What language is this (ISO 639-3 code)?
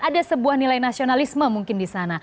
ind